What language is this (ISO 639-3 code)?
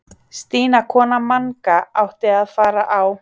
isl